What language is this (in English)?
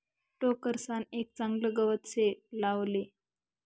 Marathi